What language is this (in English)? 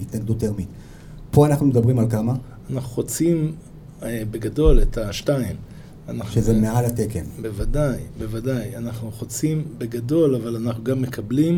Hebrew